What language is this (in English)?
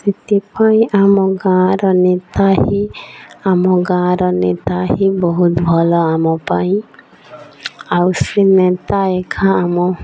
Odia